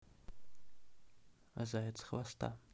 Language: Russian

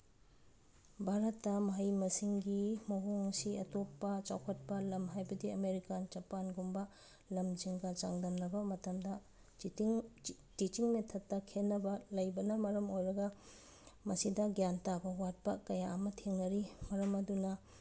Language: Manipuri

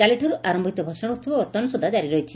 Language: Odia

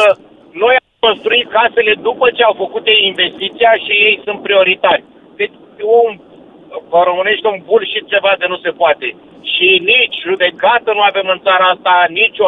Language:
Romanian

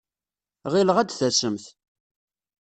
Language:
Kabyle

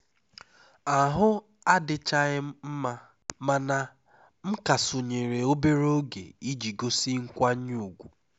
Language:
Igbo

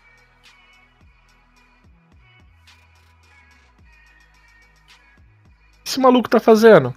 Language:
Portuguese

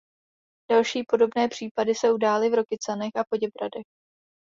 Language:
Czech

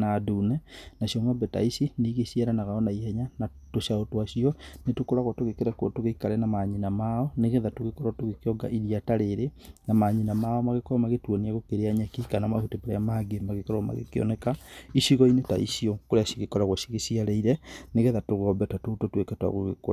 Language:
Kikuyu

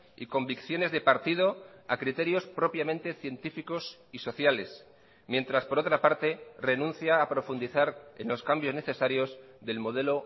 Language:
Spanish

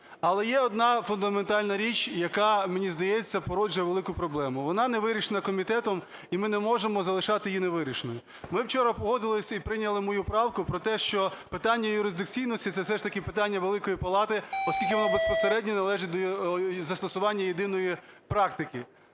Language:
Ukrainian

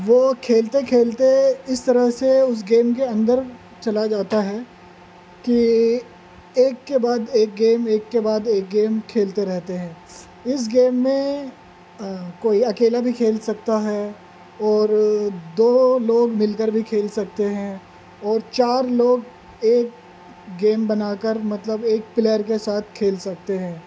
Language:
Urdu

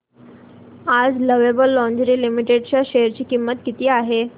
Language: Marathi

